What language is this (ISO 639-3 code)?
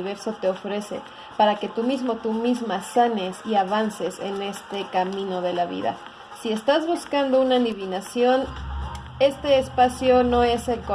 spa